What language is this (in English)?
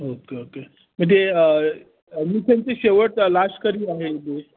Marathi